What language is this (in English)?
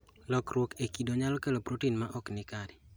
Luo (Kenya and Tanzania)